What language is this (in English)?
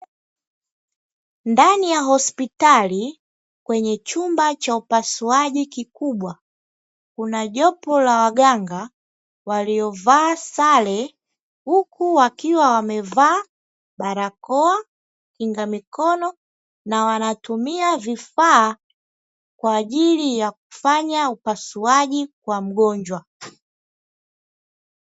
Swahili